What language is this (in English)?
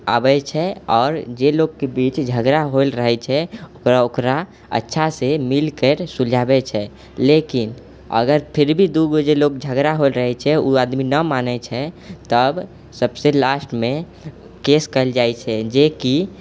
Maithili